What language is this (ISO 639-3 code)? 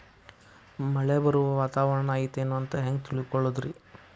kan